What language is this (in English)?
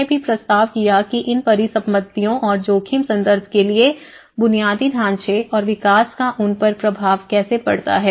Hindi